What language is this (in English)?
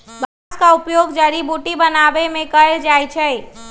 Magahi